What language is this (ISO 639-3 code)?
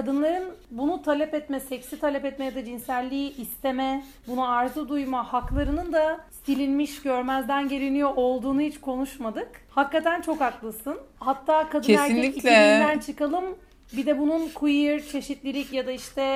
tur